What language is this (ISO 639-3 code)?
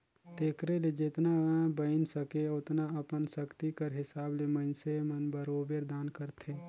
hne